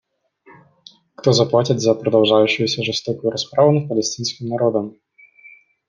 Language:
Russian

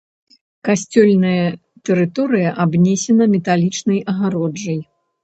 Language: Belarusian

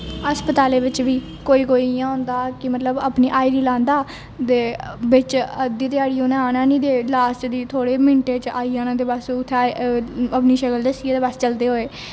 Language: Dogri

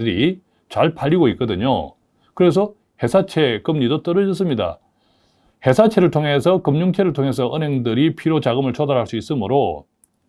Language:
Korean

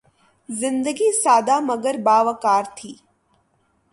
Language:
Urdu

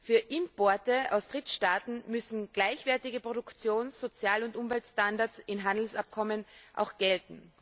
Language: German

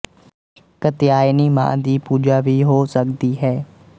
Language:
Punjabi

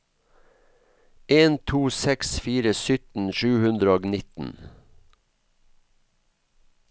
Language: Norwegian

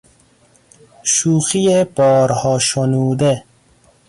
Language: Persian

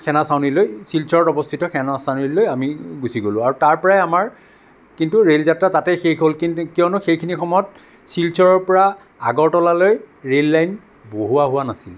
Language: Assamese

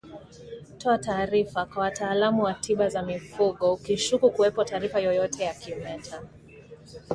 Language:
Swahili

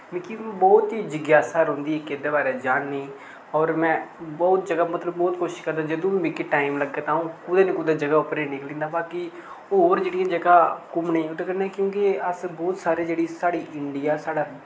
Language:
Dogri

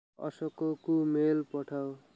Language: Odia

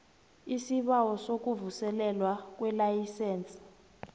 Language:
South Ndebele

